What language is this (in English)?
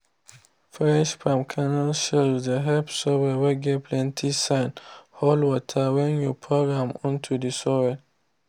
Nigerian Pidgin